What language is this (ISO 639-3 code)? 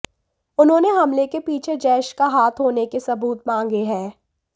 hin